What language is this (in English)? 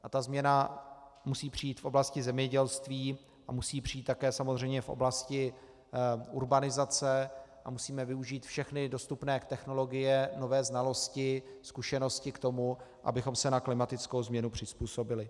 Czech